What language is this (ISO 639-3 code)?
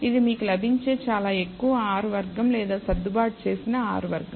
tel